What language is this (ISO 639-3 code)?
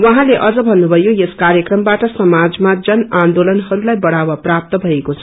nep